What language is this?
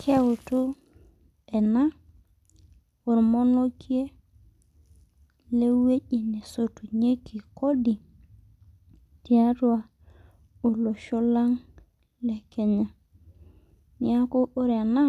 Masai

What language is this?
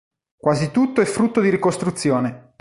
Italian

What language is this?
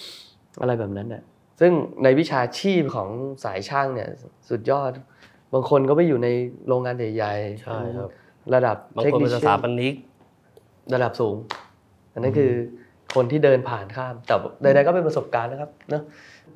Thai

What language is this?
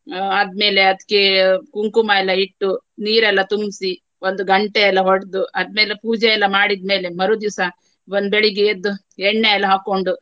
Kannada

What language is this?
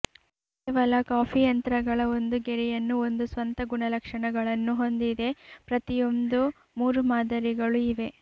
Kannada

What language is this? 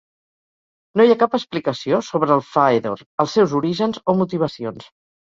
Catalan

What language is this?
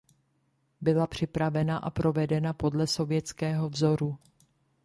Czech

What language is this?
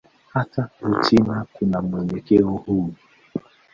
Swahili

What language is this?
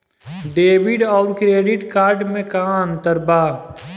Bhojpuri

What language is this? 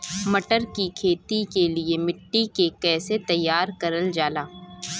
Bhojpuri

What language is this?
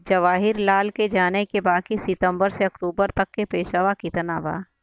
Bhojpuri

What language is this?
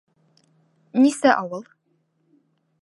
Bashkir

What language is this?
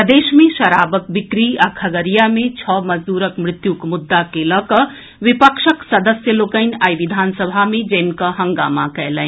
Maithili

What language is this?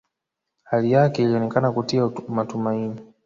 Swahili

